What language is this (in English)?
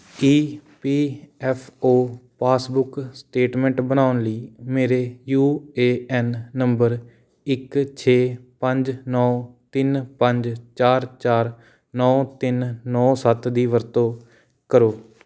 Punjabi